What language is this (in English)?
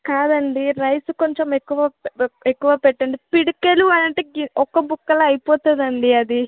Telugu